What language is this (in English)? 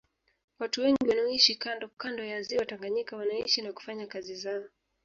Swahili